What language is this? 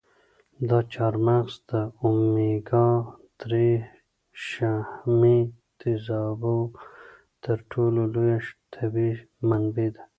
Pashto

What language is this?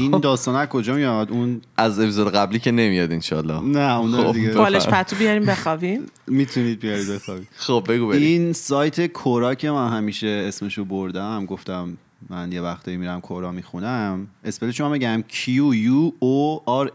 Persian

